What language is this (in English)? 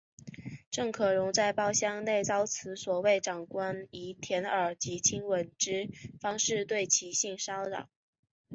Chinese